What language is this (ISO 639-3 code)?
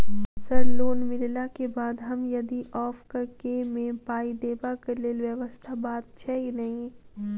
mai